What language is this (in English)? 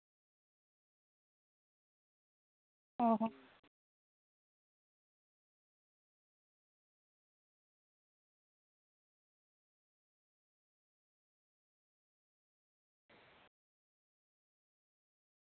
Santali